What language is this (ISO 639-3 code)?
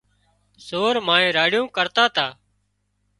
kxp